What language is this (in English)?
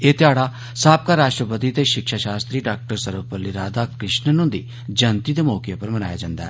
Dogri